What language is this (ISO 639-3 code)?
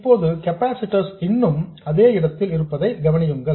tam